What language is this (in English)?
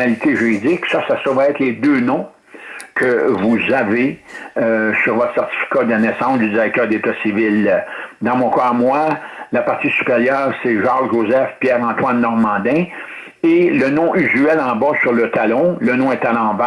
French